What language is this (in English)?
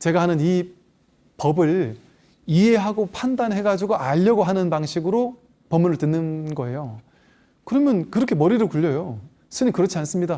Korean